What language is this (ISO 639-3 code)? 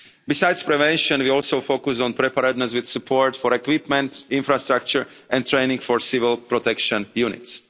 eng